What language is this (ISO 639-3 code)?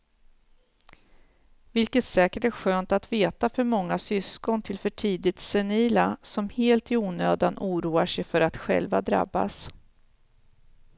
swe